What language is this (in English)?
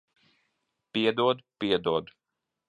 Latvian